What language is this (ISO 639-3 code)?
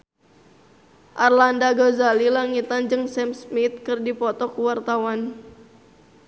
sun